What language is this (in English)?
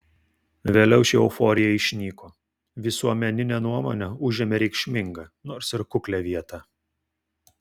Lithuanian